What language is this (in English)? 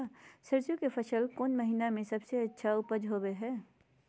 Magahi